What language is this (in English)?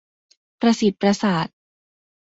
Thai